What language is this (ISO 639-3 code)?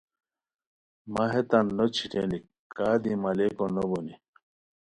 khw